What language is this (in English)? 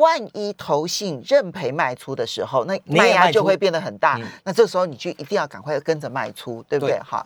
Chinese